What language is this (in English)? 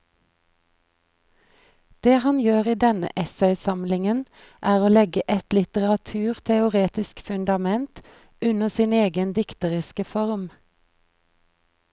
Norwegian